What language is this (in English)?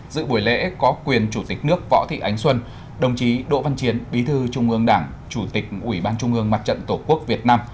Vietnamese